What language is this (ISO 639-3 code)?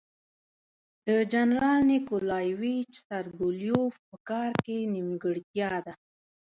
pus